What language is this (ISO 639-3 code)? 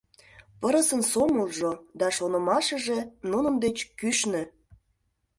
chm